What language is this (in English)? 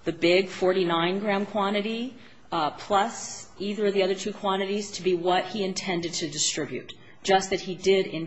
English